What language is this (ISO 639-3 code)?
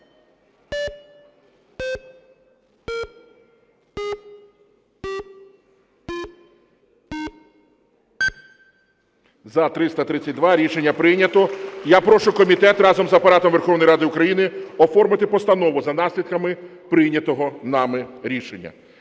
ukr